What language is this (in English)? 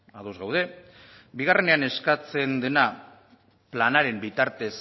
Basque